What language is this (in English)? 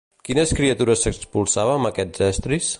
Catalan